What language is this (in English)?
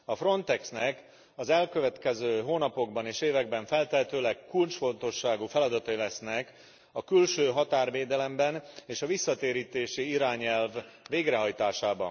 Hungarian